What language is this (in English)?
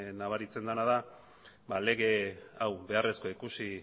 Basque